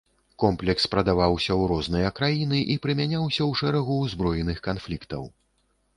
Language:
Belarusian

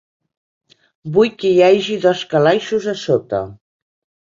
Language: Catalan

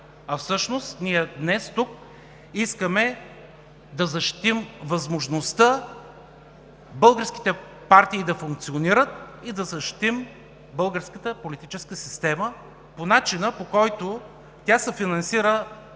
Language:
Bulgarian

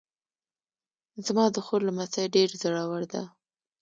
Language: Pashto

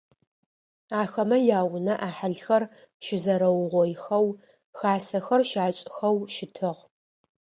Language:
Adyghe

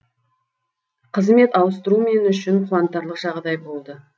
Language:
Kazakh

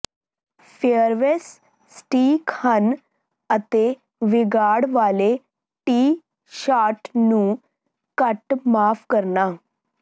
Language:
Punjabi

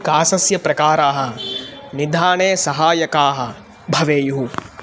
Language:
Sanskrit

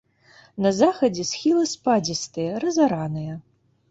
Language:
Belarusian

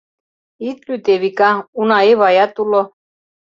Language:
Mari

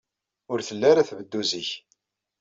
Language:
Kabyle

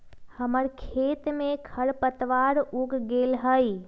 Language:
Magahi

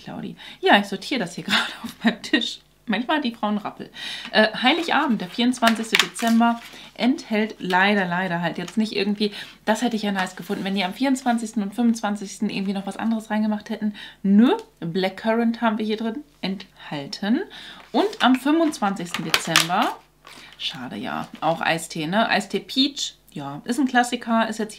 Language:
German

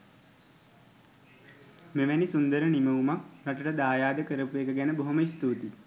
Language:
Sinhala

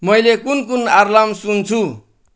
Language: Nepali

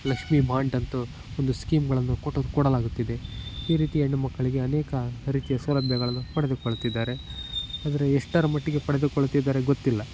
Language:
Kannada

